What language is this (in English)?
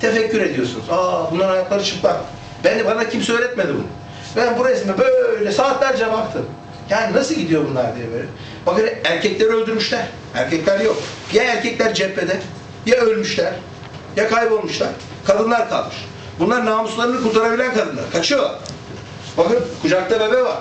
Turkish